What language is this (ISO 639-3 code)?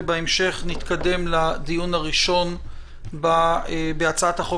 heb